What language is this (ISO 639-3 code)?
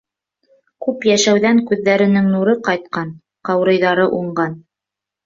bak